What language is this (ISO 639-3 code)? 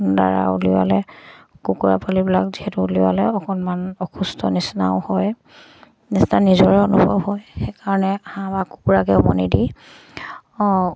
asm